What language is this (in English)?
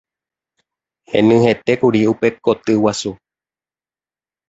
Guarani